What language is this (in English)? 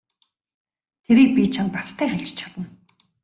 Mongolian